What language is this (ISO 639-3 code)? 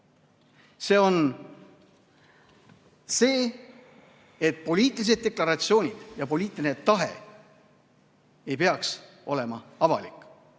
est